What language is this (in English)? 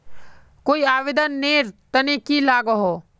Magahi